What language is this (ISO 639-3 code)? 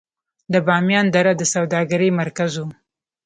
pus